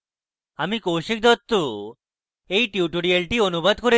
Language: Bangla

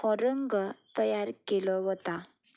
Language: Konkani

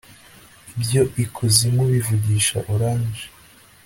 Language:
Kinyarwanda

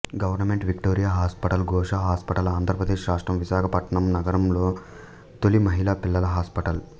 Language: Telugu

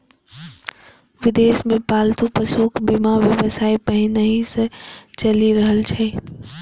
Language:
Maithili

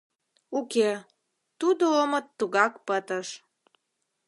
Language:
Mari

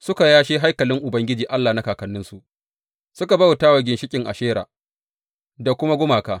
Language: Hausa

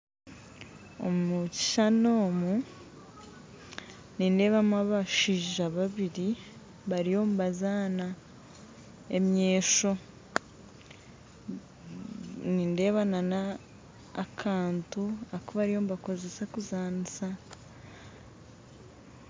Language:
Nyankole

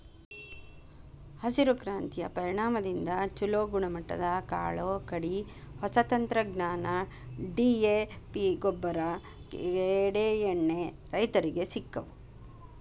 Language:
Kannada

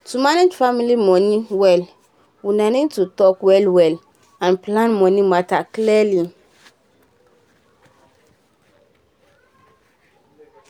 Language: Nigerian Pidgin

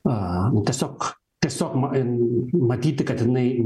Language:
Lithuanian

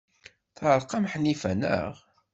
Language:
Kabyle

